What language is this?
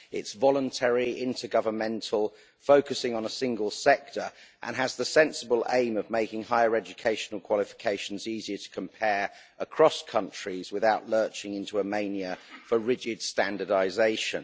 English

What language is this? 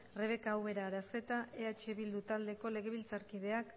Basque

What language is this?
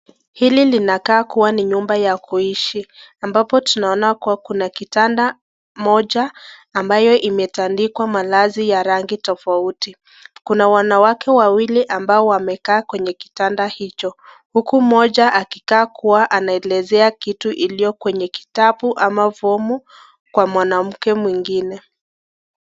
Swahili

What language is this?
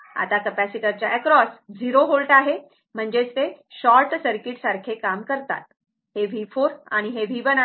Marathi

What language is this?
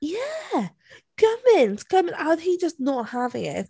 Welsh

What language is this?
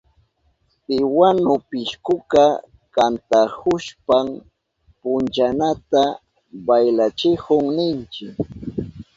Southern Pastaza Quechua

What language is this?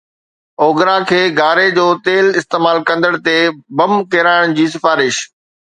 Sindhi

